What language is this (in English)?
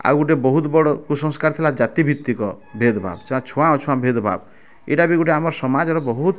Odia